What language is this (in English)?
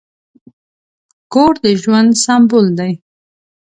Pashto